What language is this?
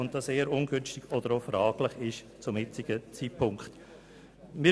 Swiss German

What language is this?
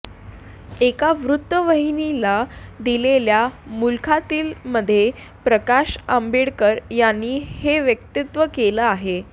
Marathi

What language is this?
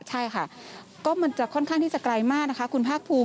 Thai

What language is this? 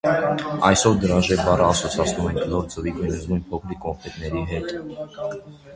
Armenian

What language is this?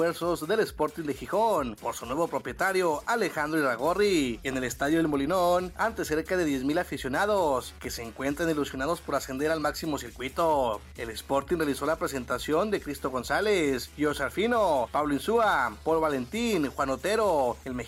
Spanish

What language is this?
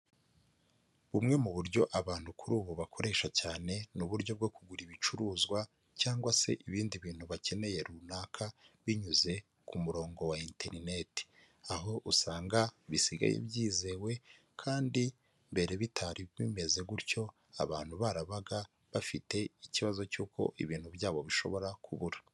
Kinyarwanda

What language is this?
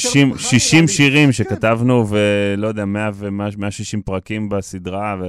Hebrew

